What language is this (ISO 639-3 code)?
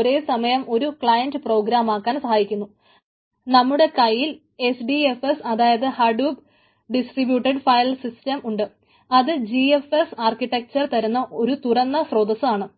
mal